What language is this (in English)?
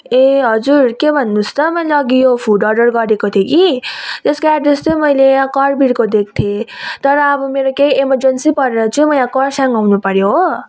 Nepali